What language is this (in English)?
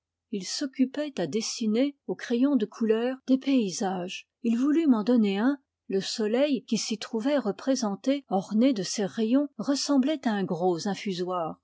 French